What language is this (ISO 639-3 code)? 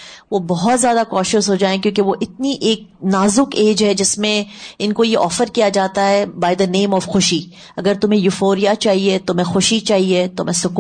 urd